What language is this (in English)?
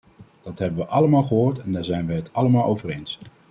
Dutch